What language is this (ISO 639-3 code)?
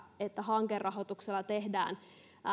fin